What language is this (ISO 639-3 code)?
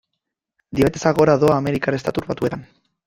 eus